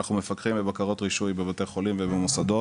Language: Hebrew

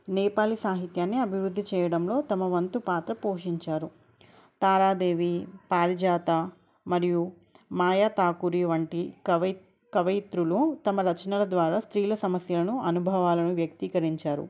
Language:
Telugu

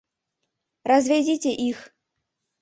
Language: Mari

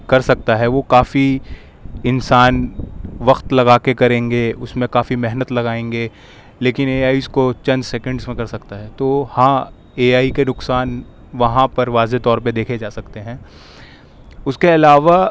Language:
Urdu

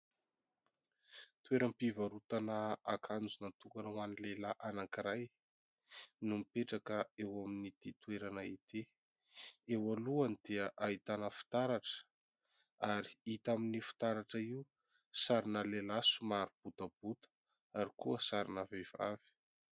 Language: Malagasy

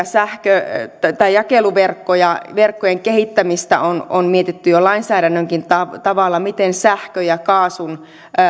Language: Finnish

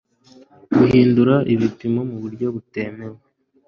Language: Kinyarwanda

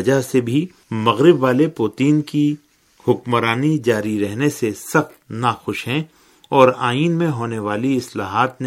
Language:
Urdu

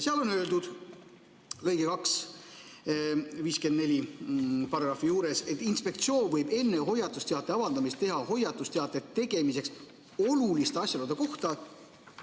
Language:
Estonian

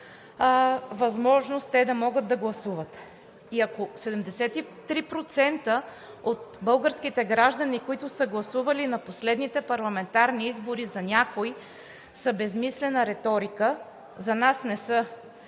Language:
Bulgarian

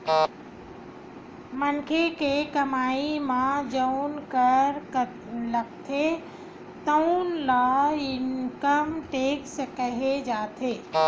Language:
Chhattisgarhi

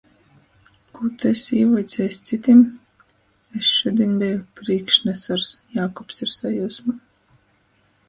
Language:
Latgalian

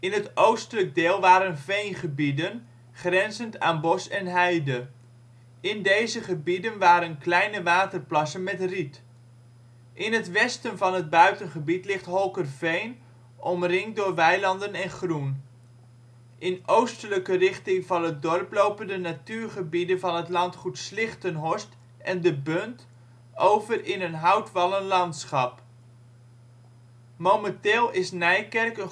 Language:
Dutch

